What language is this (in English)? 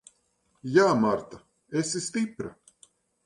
Latvian